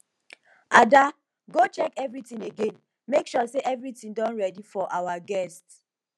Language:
Nigerian Pidgin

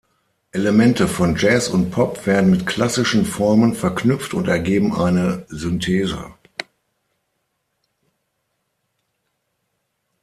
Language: German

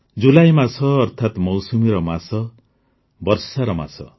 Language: Odia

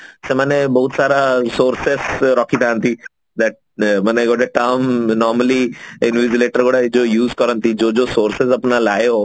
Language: Odia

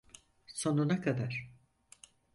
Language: Turkish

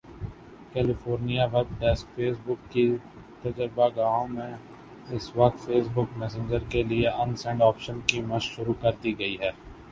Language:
Urdu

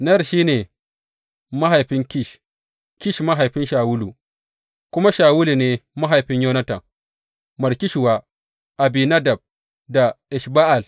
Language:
Hausa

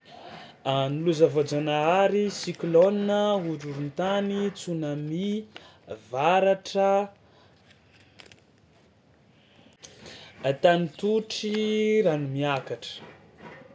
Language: Tsimihety Malagasy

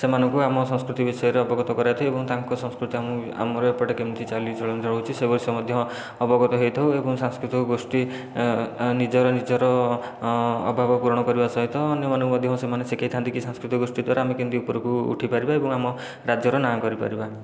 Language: Odia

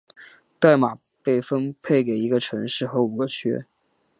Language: Chinese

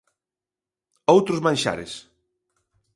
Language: Galician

